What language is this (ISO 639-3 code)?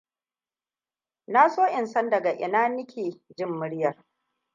hau